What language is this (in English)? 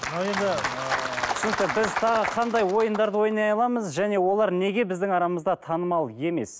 Kazakh